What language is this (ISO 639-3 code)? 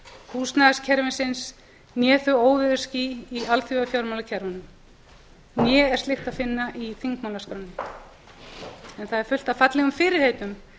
isl